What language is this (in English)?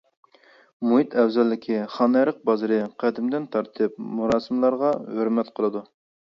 Uyghur